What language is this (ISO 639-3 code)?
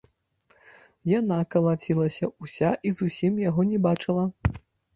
bel